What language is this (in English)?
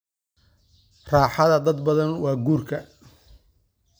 Somali